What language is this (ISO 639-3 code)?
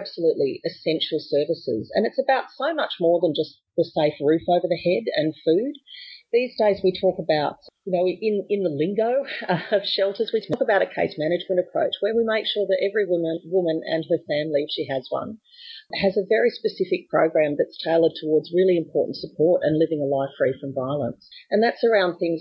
eng